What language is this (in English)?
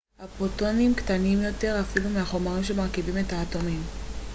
Hebrew